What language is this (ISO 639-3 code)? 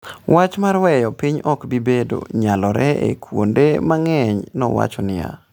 luo